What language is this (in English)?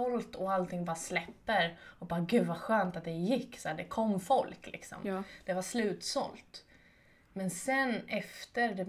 Swedish